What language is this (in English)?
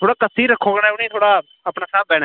Dogri